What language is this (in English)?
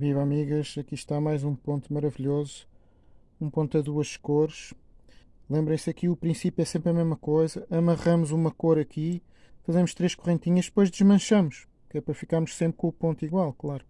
Portuguese